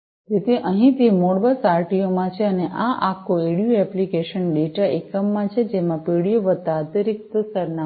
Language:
Gujarati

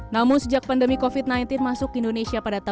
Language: Indonesian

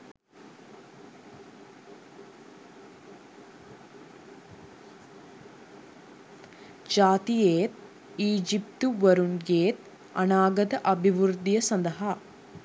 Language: Sinhala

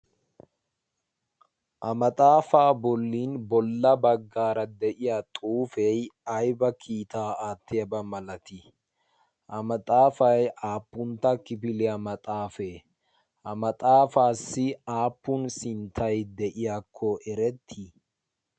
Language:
Wolaytta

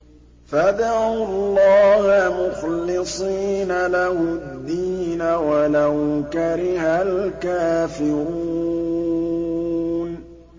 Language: Arabic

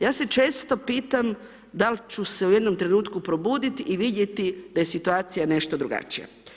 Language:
Croatian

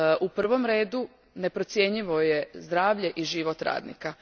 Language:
Croatian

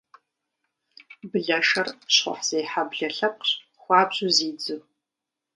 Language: Kabardian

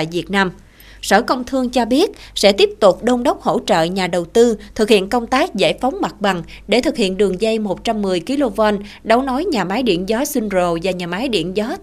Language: Vietnamese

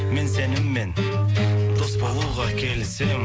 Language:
Kazakh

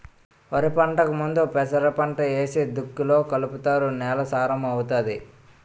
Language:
Telugu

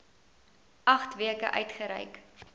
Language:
Afrikaans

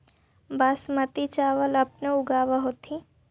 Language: Magahi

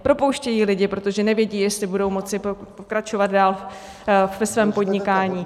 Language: Czech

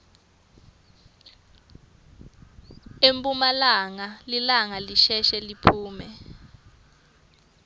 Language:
Swati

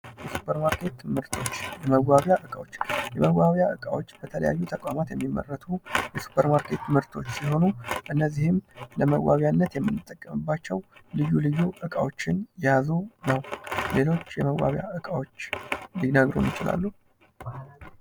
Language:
Amharic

